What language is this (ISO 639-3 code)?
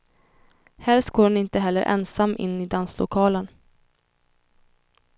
swe